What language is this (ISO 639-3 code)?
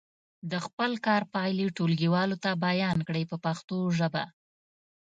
pus